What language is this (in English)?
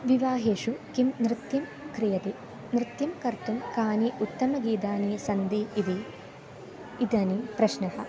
Sanskrit